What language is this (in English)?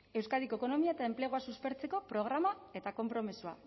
Basque